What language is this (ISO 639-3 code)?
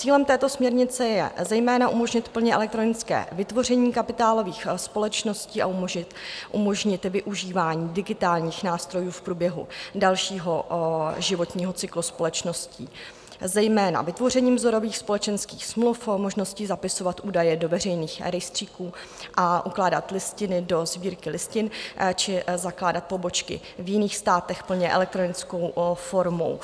ces